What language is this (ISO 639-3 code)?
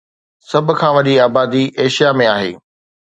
snd